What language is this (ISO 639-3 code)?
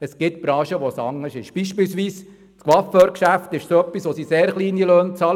gsw